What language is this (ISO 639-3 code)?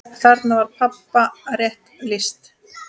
isl